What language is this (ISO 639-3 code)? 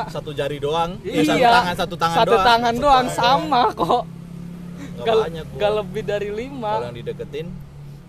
ind